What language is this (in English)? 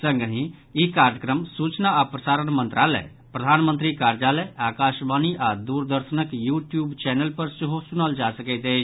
Maithili